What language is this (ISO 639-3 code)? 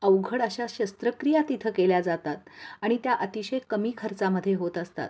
mar